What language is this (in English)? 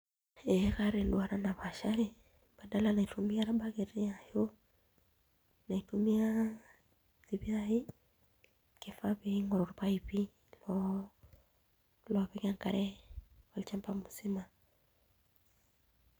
Masai